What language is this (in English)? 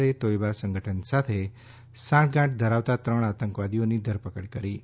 Gujarati